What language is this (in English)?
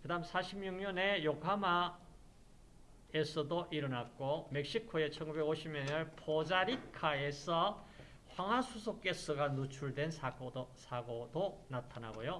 Korean